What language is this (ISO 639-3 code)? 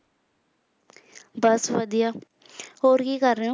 pan